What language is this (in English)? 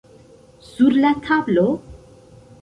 Esperanto